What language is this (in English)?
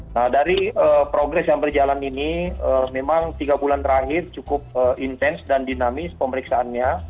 Indonesian